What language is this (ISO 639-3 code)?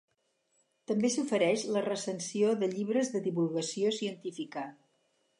cat